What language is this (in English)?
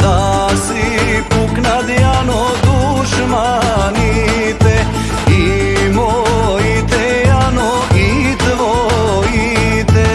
Albanian